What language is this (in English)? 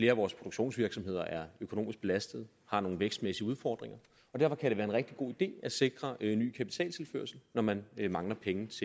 Danish